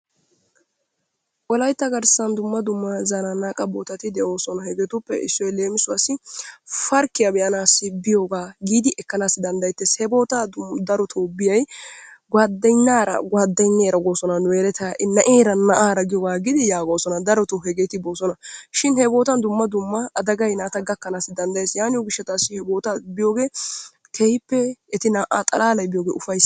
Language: Wolaytta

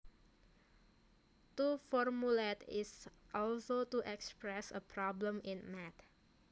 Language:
Javanese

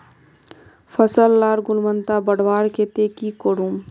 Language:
Magahi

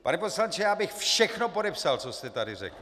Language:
Czech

